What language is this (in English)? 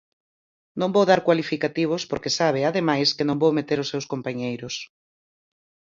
Galician